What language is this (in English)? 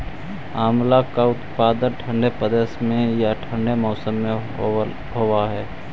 Magahi